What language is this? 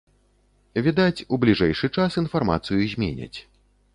Belarusian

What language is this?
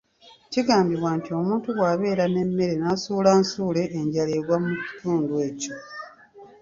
Ganda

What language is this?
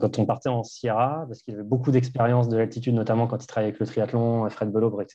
French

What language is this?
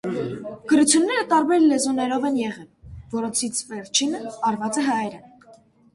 Armenian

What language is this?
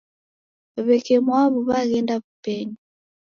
Taita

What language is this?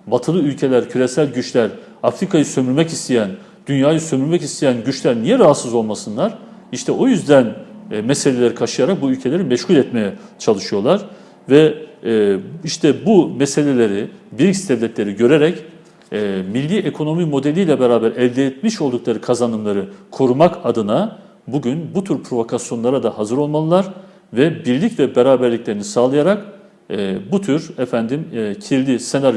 Turkish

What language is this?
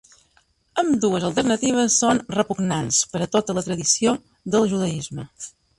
Catalan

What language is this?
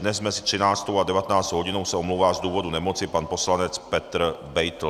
Czech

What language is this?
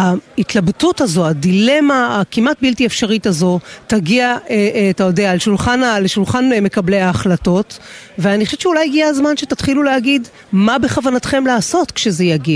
Hebrew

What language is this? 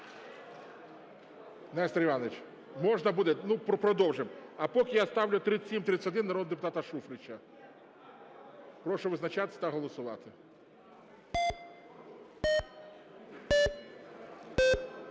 Ukrainian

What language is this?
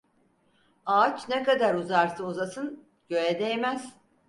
Turkish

